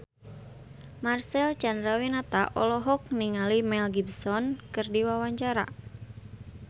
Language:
Sundanese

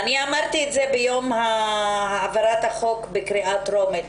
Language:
Hebrew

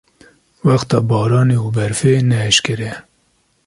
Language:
Kurdish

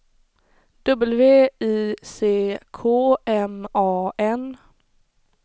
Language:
Swedish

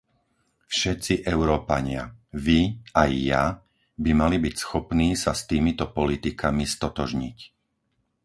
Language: Slovak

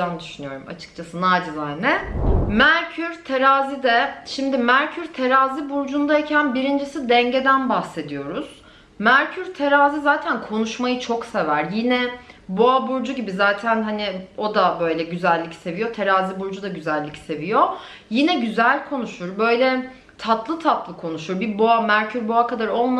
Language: Turkish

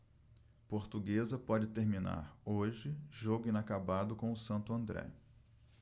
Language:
Portuguese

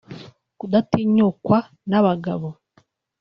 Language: Kinyarwanda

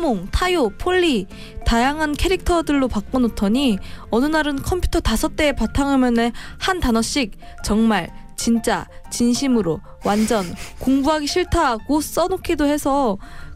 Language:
Korean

